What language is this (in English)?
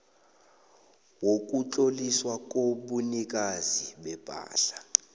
South Ndebele